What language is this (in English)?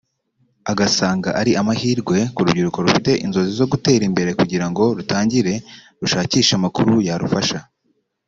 Kinyarwanda